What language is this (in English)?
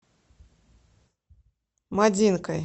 Russian